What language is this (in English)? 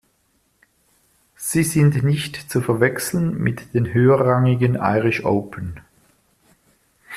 German